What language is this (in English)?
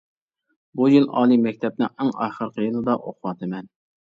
Uyghur